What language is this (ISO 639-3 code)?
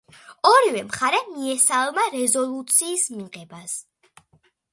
kat